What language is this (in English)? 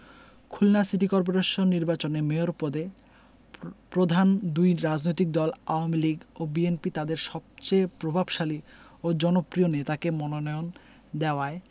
Bangla